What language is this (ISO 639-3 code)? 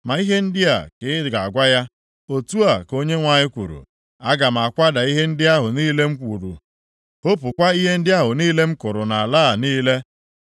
ibo